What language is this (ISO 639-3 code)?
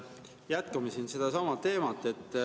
est